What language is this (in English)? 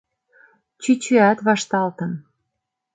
Mari